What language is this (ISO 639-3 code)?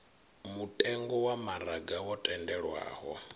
ven